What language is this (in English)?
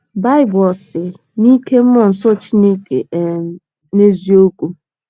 Igbo